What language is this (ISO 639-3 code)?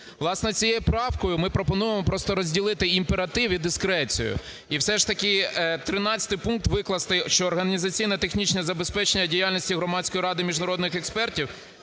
ukr